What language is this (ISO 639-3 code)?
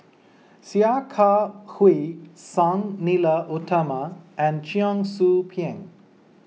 eng